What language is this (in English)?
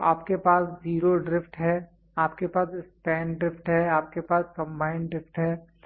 Hindi